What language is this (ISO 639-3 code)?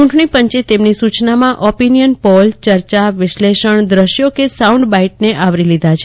guj